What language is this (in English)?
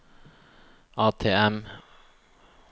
Norwegian